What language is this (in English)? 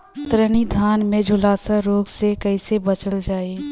Bhojpuri